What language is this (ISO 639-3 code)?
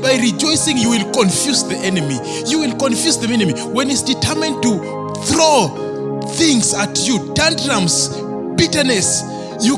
eng